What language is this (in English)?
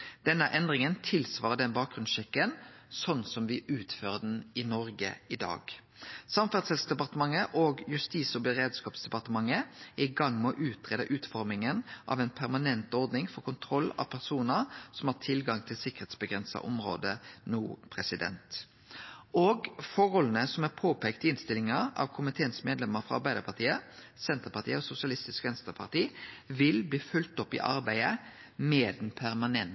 Norwegian Nynorsk